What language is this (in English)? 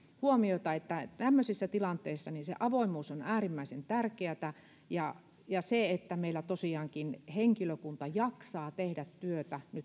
Finnish